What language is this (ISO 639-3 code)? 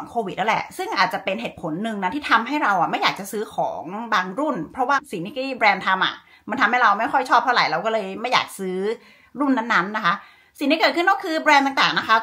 tha